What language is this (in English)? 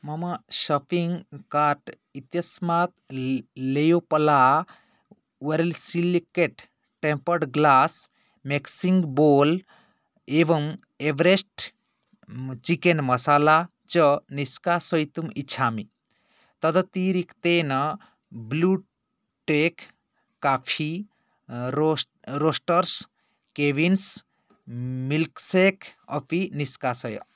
Sanskrit